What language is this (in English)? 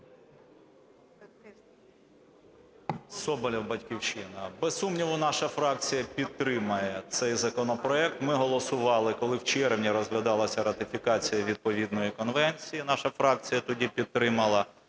Ukrainian